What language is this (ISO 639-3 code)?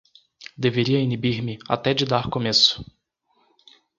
por